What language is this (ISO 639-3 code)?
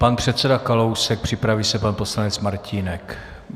ces